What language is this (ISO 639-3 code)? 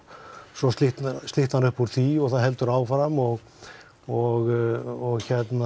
isl